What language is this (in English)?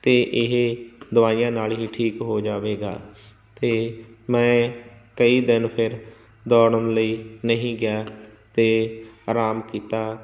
Punjabi